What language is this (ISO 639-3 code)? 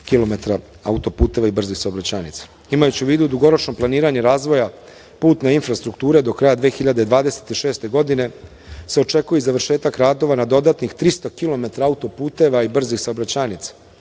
srp